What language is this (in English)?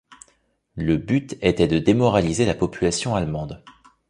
French